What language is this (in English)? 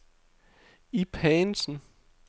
Danish